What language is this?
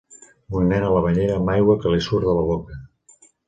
Catalan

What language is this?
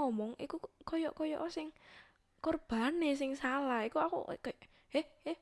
Indonesian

